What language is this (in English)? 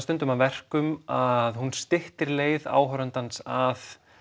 Icelandic